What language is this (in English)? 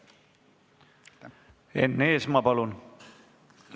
Estonian